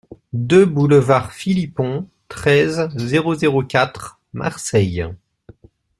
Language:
French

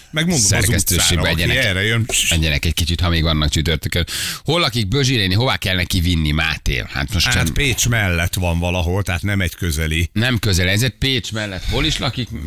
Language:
Hungarian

